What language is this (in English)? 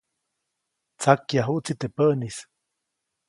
Copainalá Zoque